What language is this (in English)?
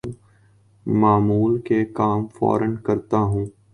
Urdu